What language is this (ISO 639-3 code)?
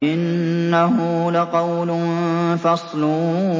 ara